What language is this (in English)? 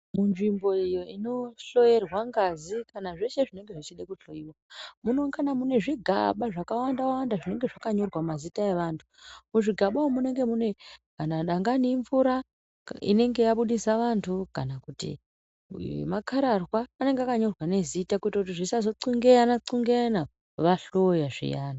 Ndau